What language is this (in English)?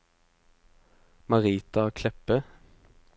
Norwegian